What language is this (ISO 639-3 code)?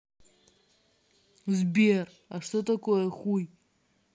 rus